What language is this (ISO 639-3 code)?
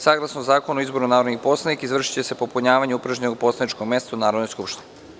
srp